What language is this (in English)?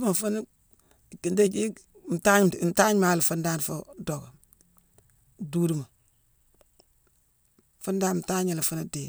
Mansoanka